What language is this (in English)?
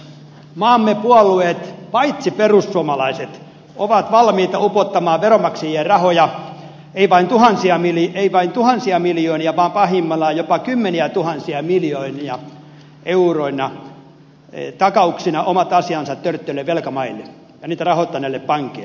Finnish